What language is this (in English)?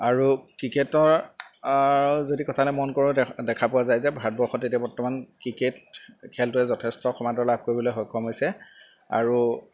Assamese